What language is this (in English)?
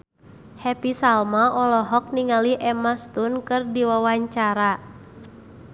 Sundanese